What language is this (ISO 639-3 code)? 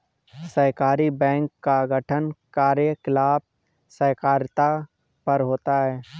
hin